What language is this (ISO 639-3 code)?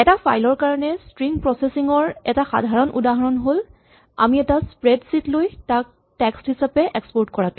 asm